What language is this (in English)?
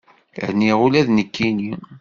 Kabyle